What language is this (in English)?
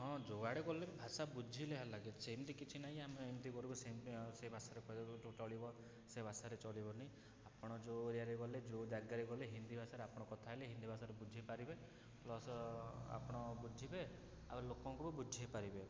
Odia